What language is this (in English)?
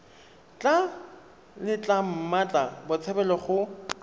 Tswana